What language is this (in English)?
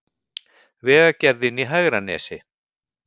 Icelandic